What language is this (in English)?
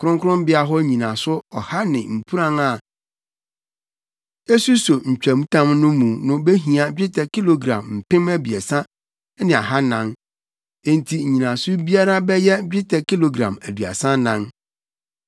Akan